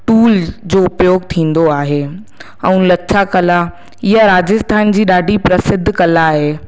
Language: Sindhi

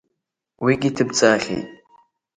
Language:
Abkhazian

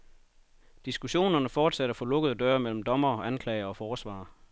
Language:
Danish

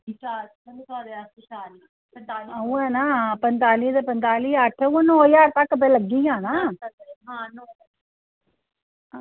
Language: Dogri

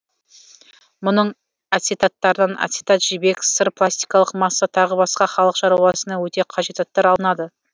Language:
Kazakh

